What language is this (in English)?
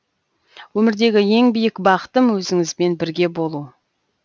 Kazakh